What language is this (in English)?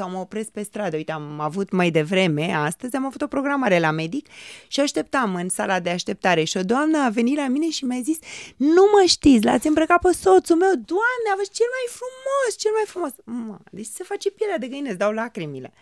Romanian